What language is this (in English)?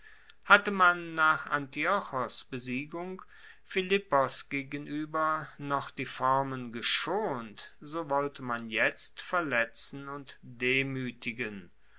German